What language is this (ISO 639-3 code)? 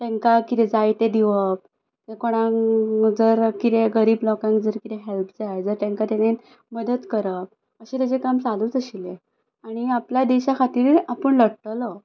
kok